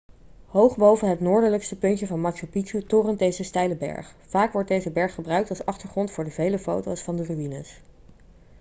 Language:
Dutch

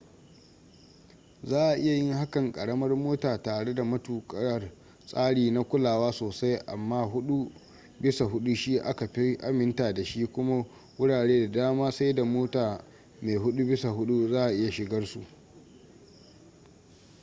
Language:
Hausa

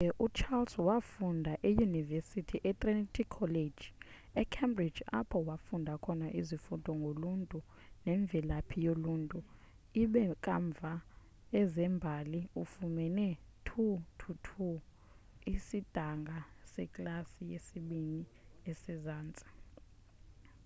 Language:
Xhosa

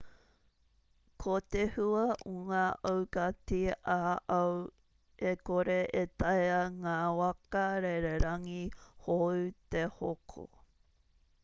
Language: Māori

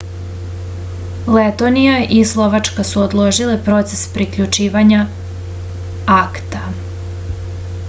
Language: Serbian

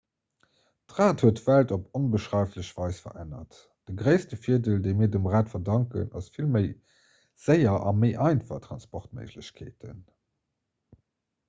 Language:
Luxembourgish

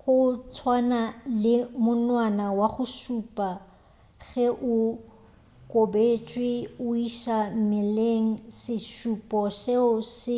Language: Northern Sotho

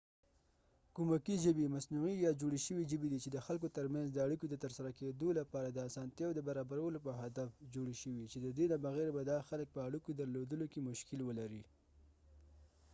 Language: Pashto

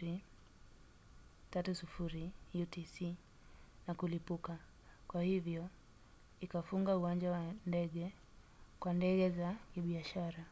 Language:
Swahili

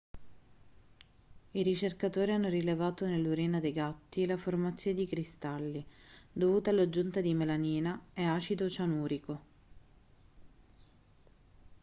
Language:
Italian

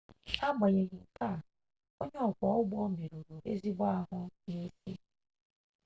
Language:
Igbo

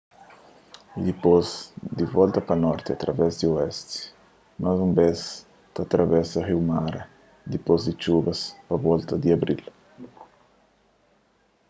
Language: Kabuverdianu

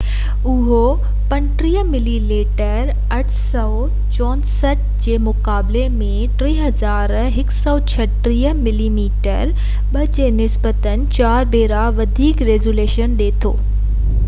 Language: Sindhi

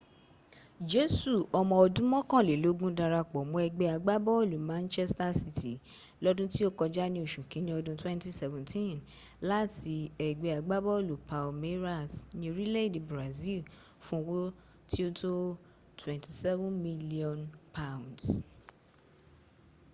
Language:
Yoruba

